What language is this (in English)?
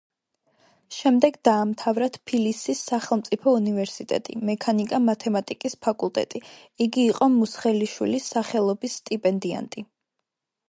Georgian